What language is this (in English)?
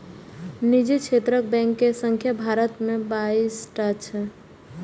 Maithili